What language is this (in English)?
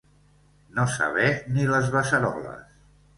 Catalan